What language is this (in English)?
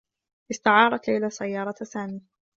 Arabic